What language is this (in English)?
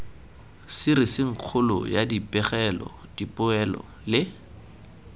Tswana